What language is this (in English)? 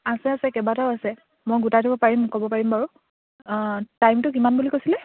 Assamese